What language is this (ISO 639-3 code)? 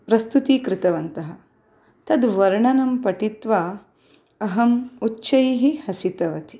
san